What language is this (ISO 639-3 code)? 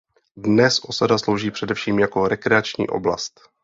ces